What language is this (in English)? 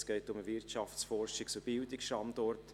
Swiss German